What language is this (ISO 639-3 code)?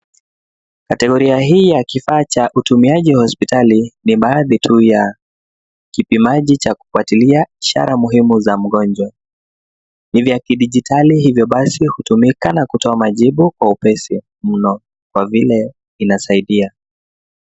swa